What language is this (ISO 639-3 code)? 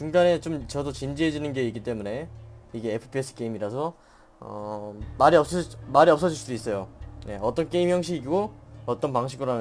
kor